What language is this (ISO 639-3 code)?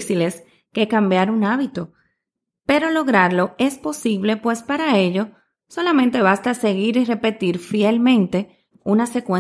spa